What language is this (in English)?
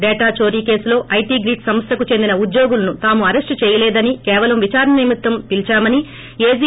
Telugu